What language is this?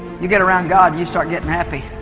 English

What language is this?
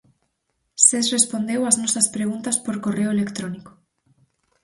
Galician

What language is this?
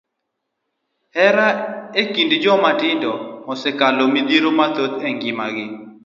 Luo (Kenya and Tanzania)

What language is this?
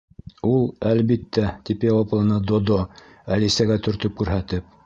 Bashkir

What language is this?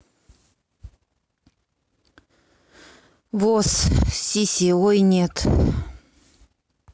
Russian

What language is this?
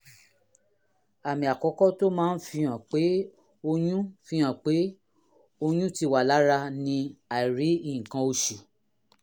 Yoruba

